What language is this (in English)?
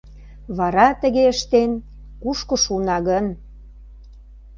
Mari